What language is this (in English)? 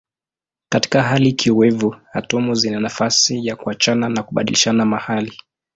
Swahili